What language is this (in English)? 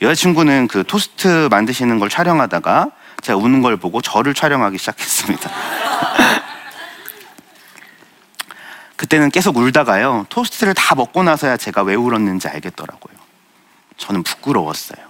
Korean